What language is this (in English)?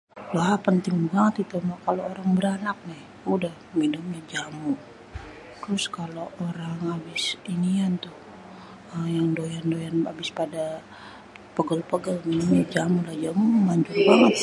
Betawi